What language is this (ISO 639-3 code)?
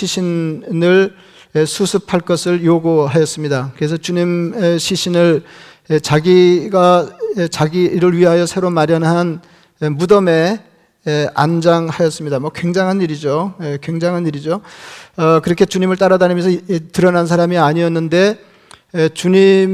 kor